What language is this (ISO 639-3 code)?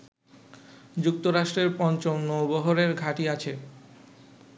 ben